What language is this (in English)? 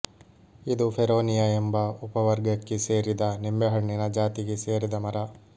Kannada